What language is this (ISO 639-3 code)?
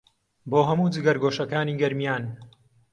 ckb